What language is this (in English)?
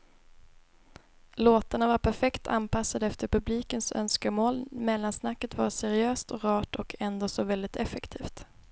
Swedish